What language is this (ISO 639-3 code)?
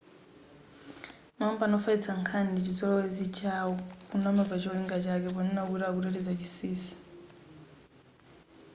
nya